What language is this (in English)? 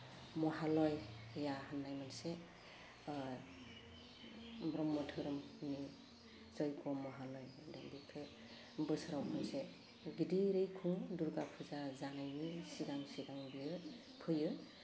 Bodo